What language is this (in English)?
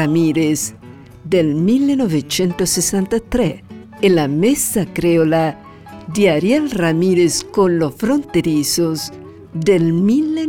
Italian